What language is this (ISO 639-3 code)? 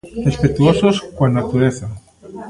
glg